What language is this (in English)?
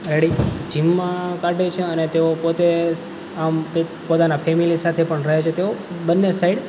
Gujarati